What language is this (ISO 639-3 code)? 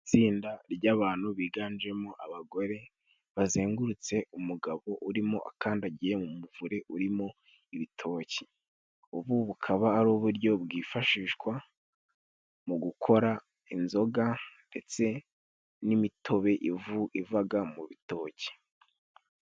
kin